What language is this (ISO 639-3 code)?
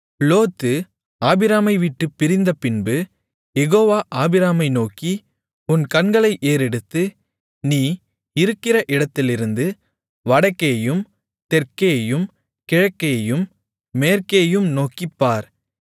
tam